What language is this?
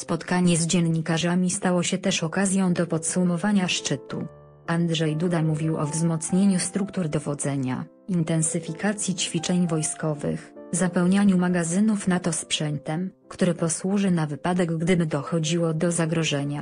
Polish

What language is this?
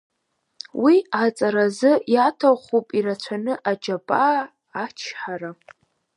Abkhazian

